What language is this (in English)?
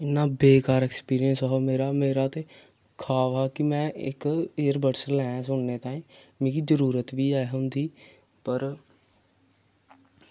Dogri